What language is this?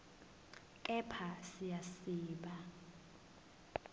Zulu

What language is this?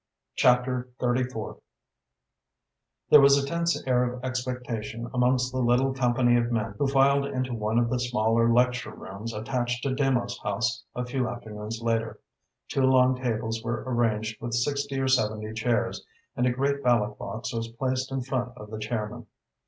English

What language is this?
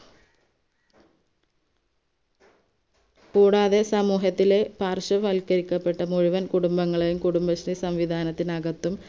Malayalam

